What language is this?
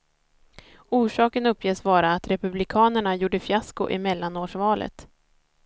Swedish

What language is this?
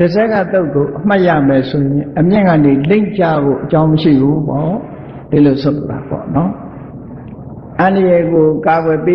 Thai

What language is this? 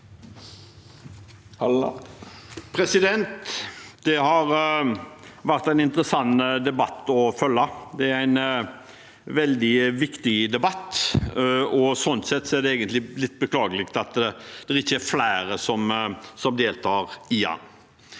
Norwegian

